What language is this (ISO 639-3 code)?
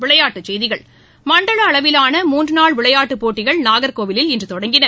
tam